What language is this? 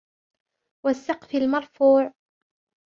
Arabic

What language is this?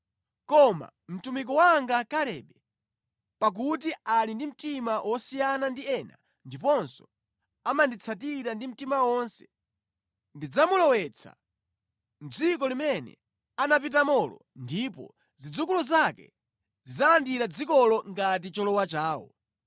Nyanja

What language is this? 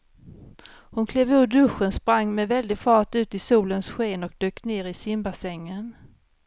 Swedish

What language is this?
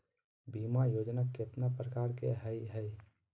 Magahi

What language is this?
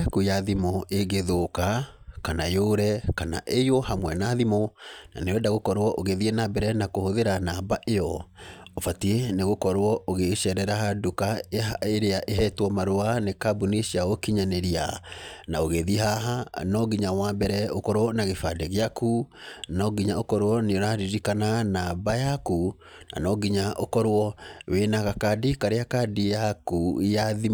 Kikuyu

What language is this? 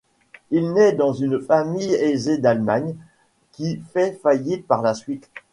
French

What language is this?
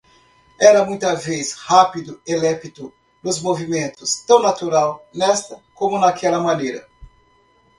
Portuguese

